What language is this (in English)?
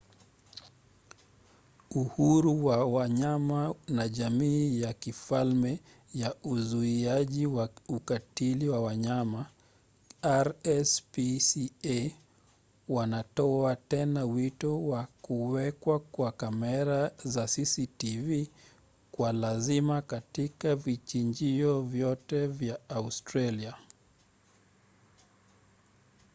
Swahili